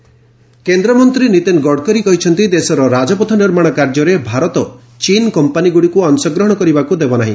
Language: Odia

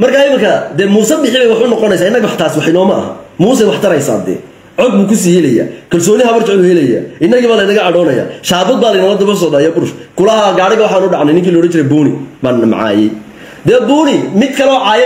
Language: Arabic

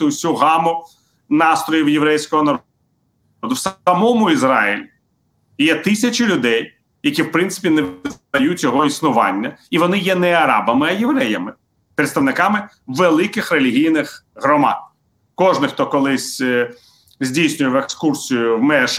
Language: Ukrainian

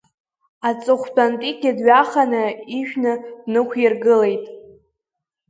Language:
Abkhazian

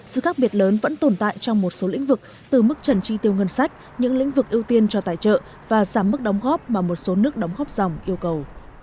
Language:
Vietnamese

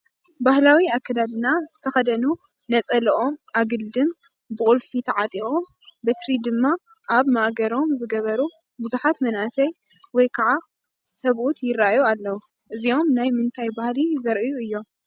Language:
Tigrinya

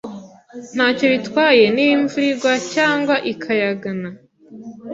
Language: Kinyarwanda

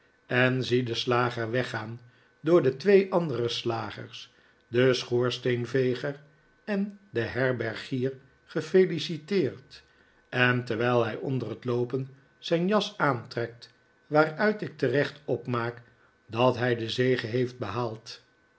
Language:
Dutch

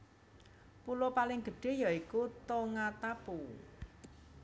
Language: Javanese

